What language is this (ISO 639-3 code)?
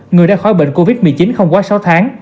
vie